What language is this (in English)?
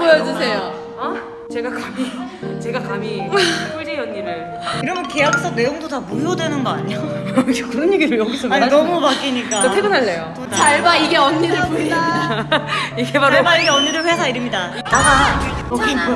Korean